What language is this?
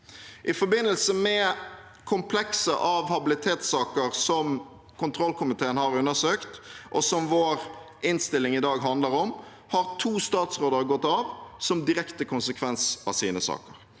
Norwegian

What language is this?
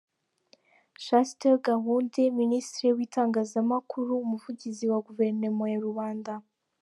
Kinyarwanda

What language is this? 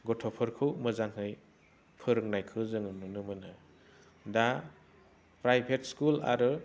Bodo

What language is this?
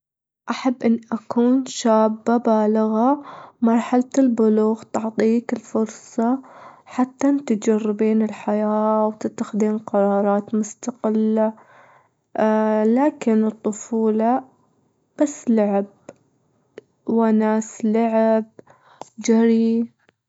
Gulf Arabic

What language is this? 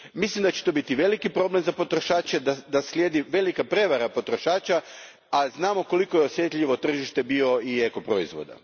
Croatian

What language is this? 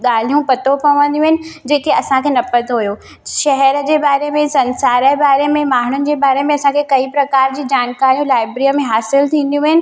Sindhi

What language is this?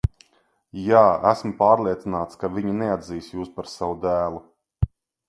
Latvian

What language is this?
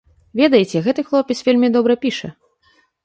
Belarusian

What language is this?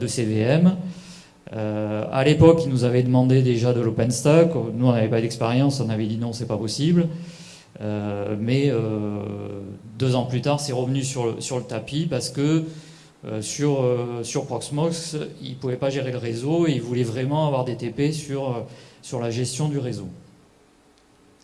French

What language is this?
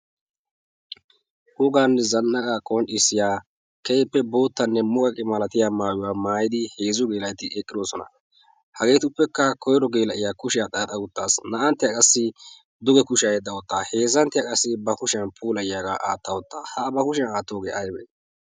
Wolaytta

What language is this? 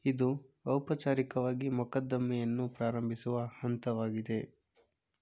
Kannada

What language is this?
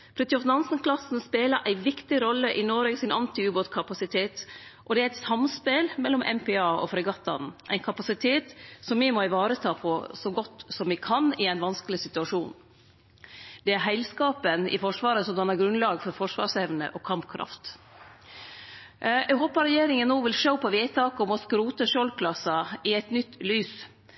Norwegian Nynorsk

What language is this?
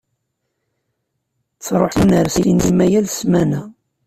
Kabyle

